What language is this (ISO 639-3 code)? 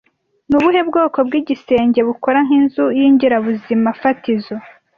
kin